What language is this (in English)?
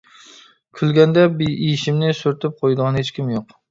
Uyghur